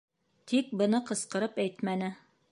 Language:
Bashkir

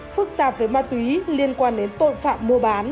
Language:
Vietnamese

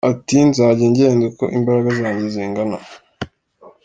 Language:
Kinyarwanda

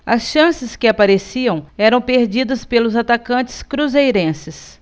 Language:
Portuguese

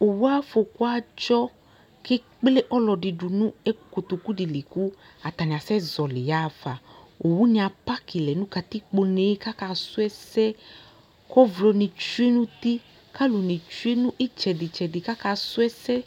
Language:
Ikposo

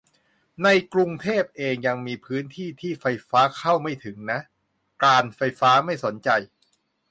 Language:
Thai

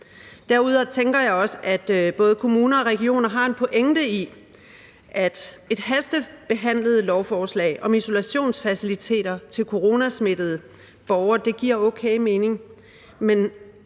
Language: Danish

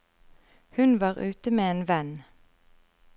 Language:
Norwegian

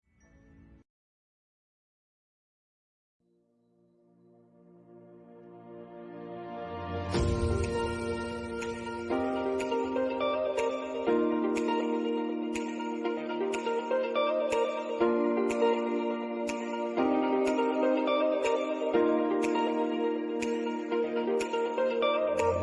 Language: Indonesian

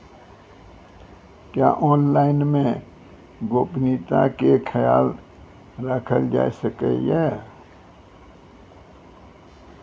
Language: Maithili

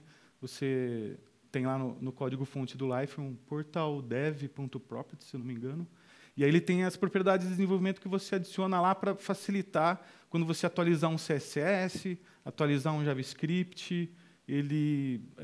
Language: Portuguese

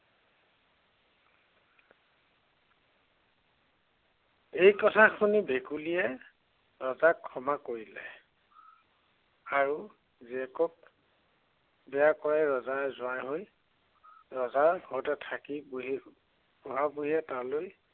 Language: Assamese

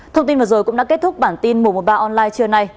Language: Vietnamese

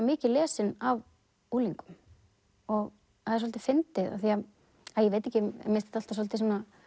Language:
Icelandic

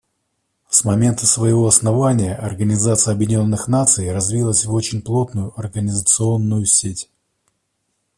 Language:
Russian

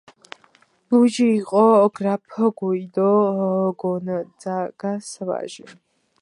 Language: Georgian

